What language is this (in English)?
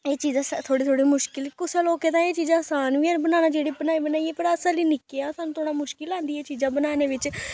Dogri